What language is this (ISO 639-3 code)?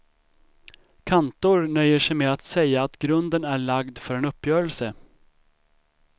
swe